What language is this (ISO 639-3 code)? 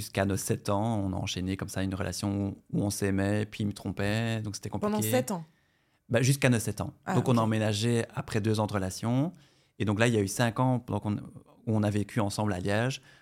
fra